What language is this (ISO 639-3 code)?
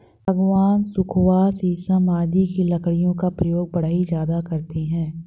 hin